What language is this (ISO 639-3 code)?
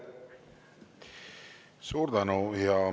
est